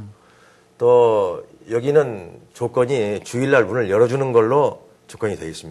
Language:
Korean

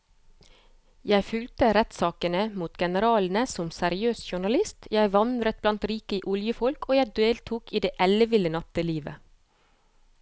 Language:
Norwegian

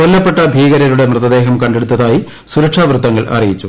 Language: Malayalam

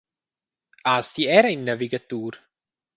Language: Romansh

